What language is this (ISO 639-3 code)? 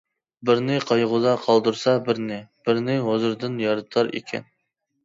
uig